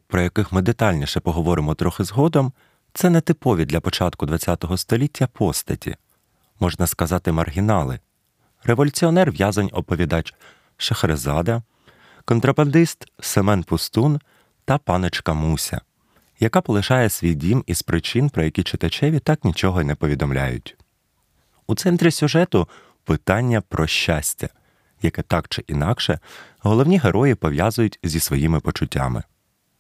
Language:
Ukrainian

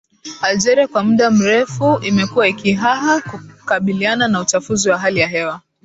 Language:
Swahili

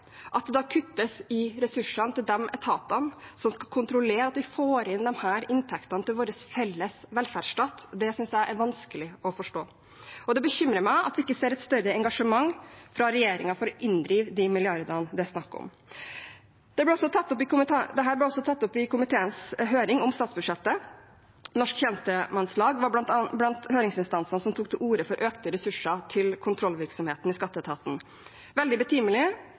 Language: Norwegian Bokmål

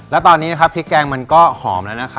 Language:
Thai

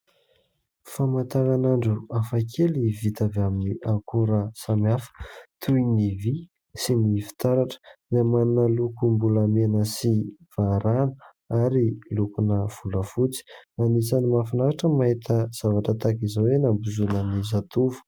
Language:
Malagasy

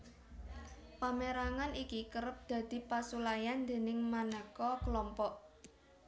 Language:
Javanese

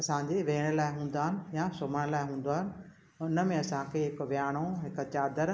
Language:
Sindhi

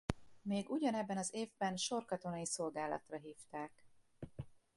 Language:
Hungarian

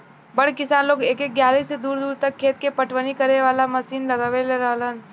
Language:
Bhojpuri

